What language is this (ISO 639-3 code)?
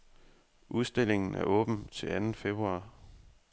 dan